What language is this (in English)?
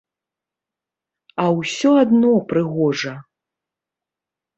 Belarusian